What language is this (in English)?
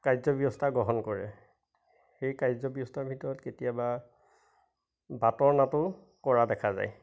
Assamese